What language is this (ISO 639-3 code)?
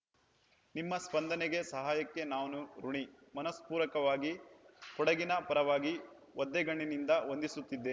kan